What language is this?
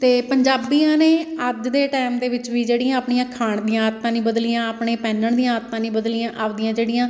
Punjabi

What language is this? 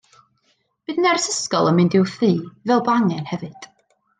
Welsh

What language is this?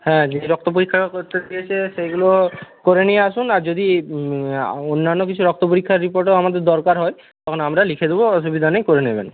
Bangla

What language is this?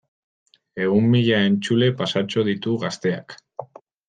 Basque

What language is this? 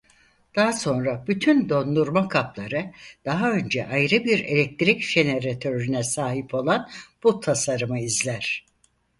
Turkish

